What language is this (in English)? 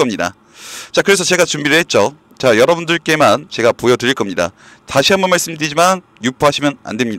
Korean